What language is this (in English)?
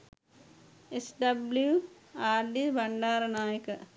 Sinhala